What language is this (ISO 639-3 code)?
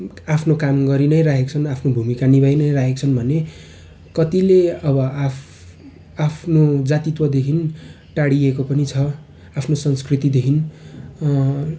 nep